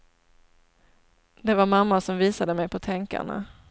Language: Swedish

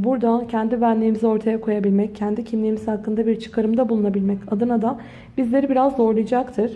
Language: Turkish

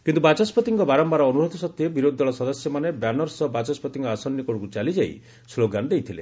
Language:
Odia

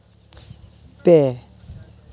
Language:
Santali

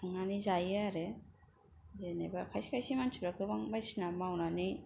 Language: Bodo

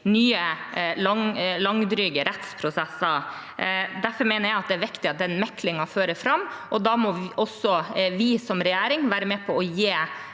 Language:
Norwegian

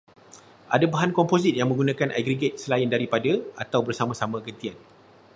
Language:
Malay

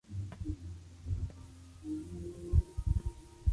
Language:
Spanish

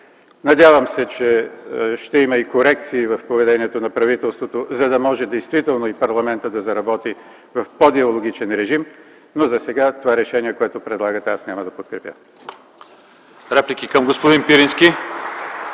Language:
Bulgarian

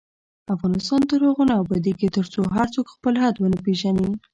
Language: Pashto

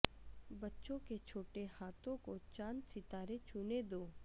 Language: Urdu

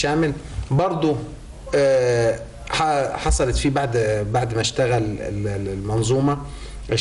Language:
Arabic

